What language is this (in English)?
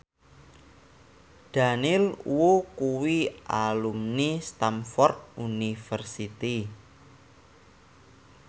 Javanese